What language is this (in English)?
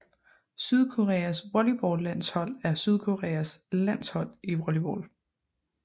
Danish